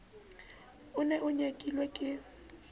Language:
Southern Sotho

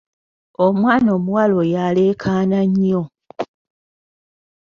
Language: Ganda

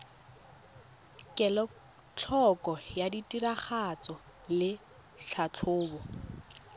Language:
Tswana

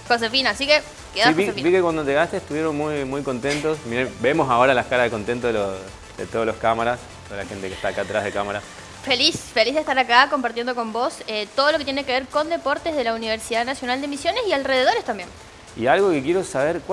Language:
Spanish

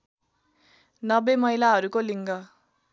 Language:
Nepali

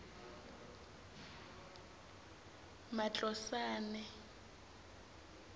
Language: Tsonga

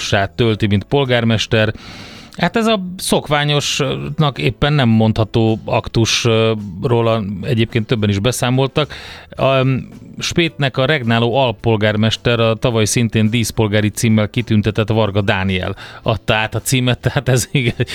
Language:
Hungarian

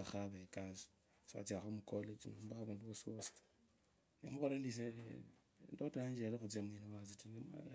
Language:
Kabras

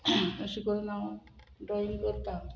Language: Konkani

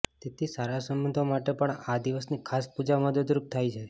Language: Gujarati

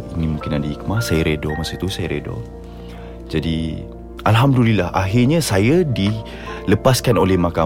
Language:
Malay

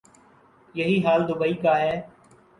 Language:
Urdu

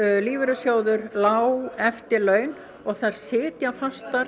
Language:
Icelandic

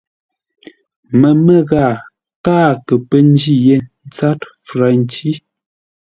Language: Ngombale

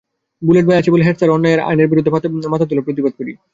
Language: Bangla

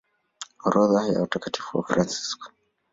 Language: Swahili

